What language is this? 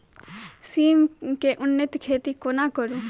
Maithili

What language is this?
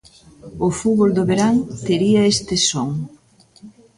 Galician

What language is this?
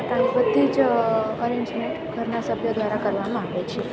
Gujarati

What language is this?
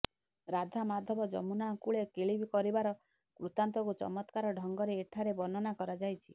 Odia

